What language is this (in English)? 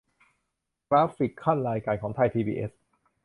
Thai